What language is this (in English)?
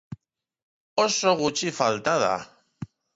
Basque